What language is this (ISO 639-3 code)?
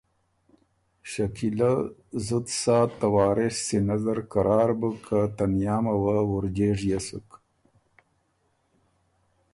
oru